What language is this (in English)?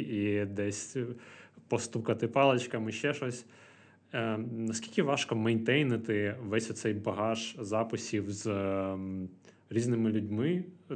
Ukrainian